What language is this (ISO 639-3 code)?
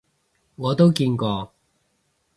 yue